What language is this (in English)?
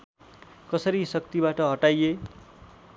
Nepali